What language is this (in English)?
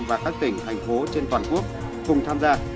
Vietnamese